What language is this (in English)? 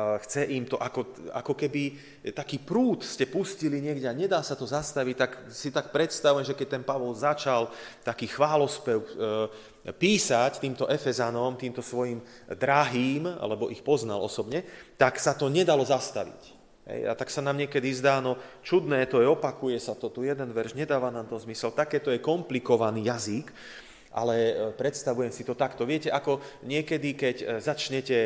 Slovak